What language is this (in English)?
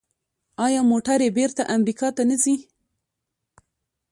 Pashto